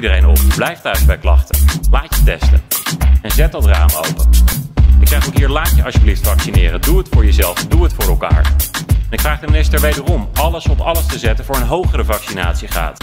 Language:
Dutch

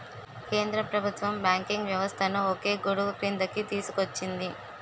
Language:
Telugu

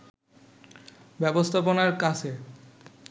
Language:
Bangla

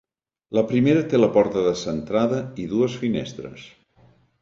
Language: Catalan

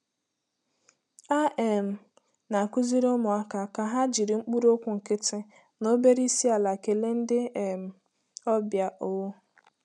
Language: Igbo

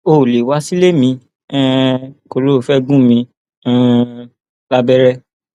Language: Yoruba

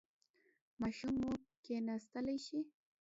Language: Pashto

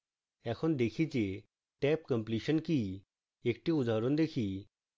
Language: Bangla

